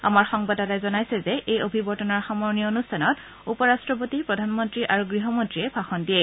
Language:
Assamese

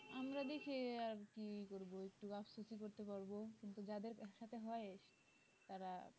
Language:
Bangla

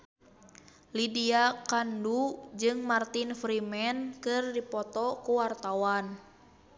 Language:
Sundanese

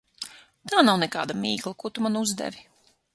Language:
Latvian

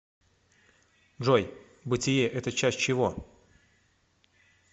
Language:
Russian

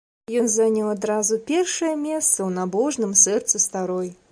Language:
Belarusian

